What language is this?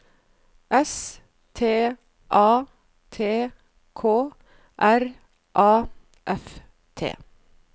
Norwegian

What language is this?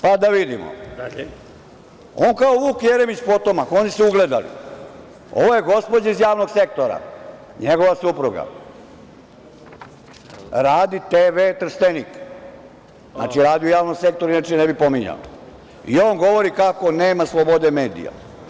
Serbian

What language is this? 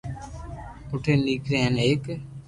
Loarki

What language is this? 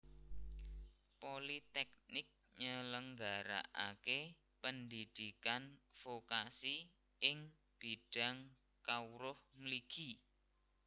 Javanese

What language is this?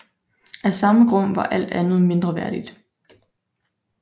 Danish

